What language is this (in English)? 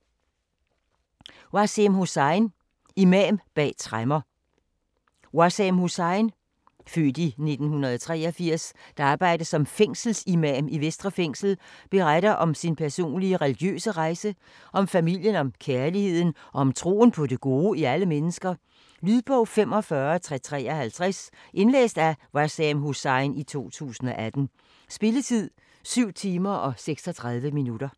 Danish